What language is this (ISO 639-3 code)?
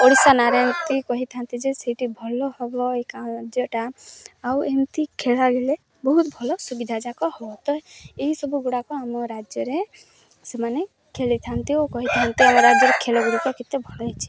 ori